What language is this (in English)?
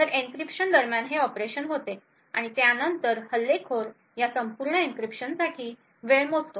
Marathi